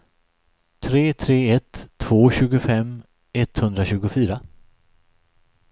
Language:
Swedish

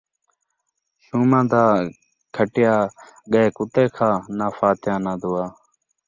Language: Saraiki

